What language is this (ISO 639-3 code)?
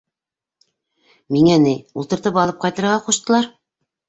bak